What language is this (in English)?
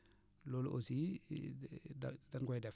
Wolof